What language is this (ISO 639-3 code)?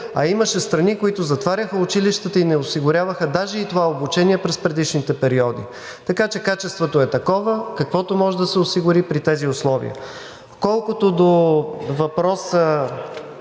bul